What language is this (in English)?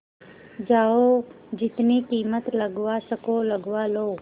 Hindi